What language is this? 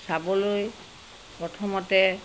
Assamese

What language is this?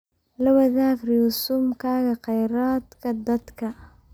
Somali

